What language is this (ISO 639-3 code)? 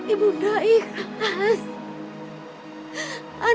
ind